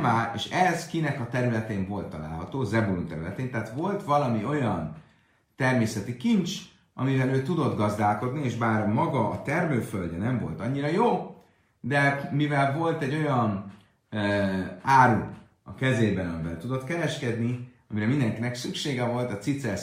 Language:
Hungarian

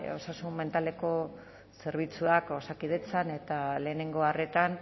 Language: Basque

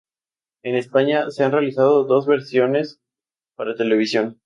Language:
Spanish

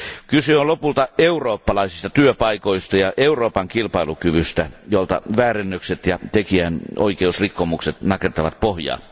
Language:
Finnish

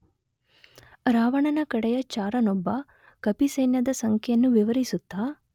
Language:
Kannada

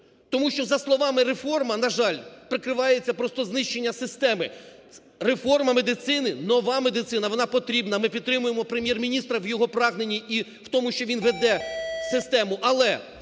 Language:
Ukrainian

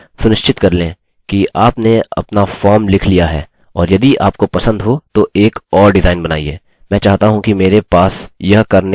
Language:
Hindi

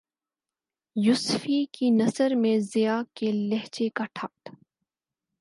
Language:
Urdu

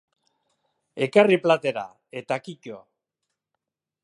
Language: Basque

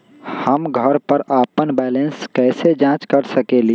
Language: Magahi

